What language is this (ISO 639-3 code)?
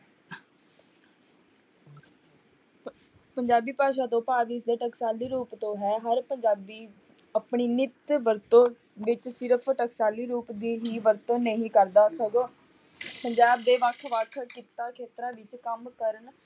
pan